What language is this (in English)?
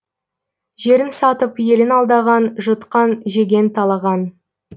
Kazakh